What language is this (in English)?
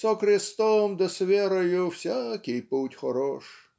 Russian